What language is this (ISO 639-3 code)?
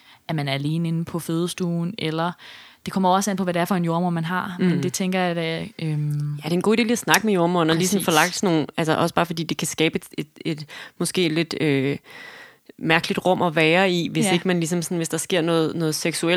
dan